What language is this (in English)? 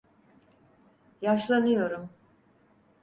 Turkish